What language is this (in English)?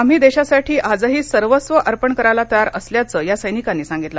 Marathi